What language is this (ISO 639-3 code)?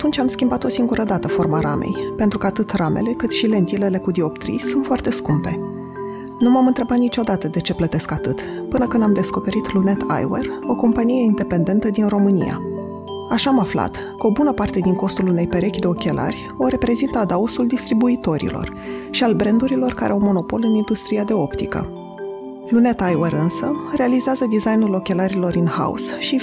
ron